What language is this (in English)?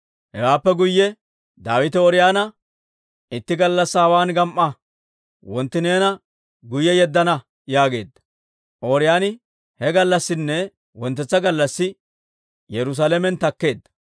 Dawro